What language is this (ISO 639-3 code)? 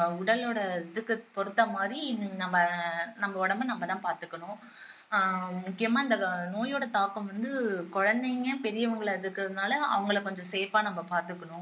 tam